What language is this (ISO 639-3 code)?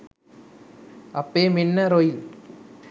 sin